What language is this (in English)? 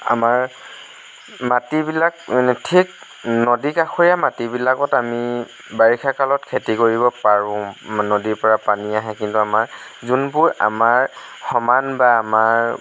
Assamese